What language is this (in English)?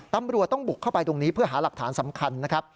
Thai